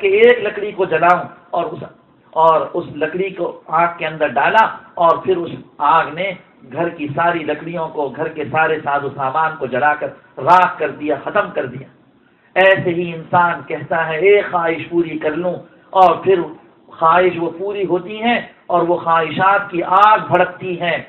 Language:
Arabic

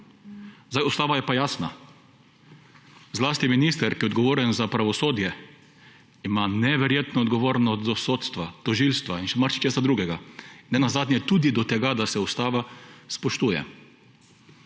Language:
Slovenian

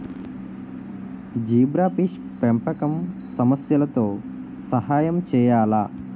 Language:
Telugu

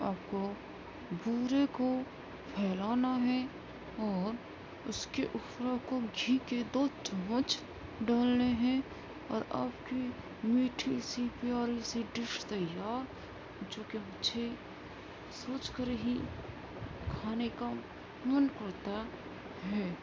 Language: Urdu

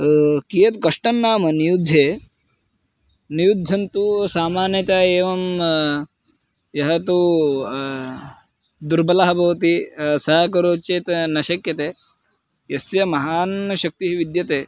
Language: Sanskrit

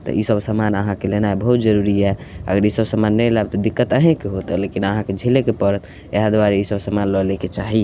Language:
Maithili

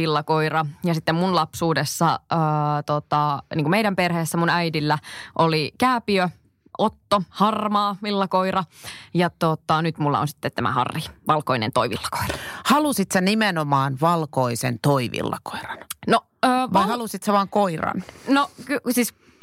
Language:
Finnish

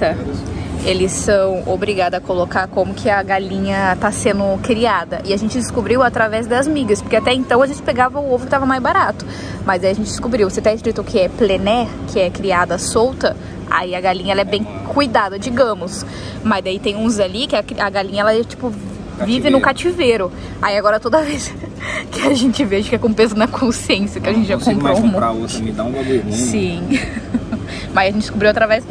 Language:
Portuguese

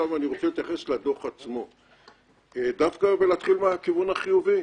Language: Hebrew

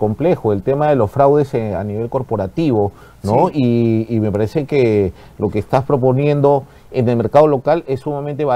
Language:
Spanish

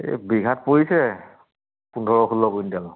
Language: Assamese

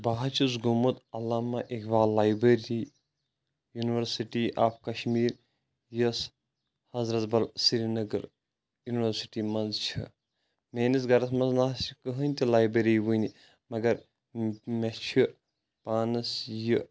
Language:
Kashmiri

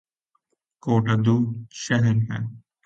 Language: Urdu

